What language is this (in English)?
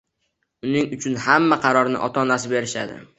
Uzbek